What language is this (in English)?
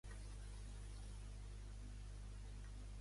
Catalan